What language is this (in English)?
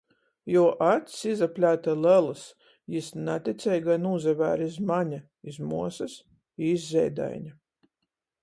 Latgalian